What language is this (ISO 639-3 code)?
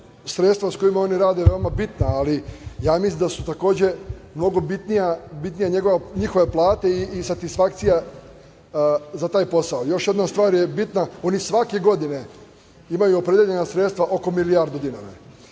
srp